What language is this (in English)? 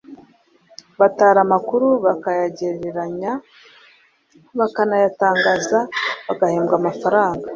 Kinyarwanda